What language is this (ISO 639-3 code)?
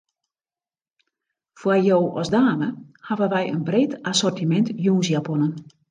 fry